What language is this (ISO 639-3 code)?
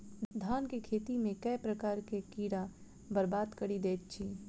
mai